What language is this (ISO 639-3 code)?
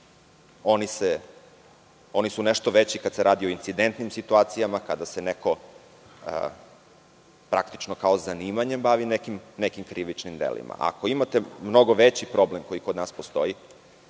srp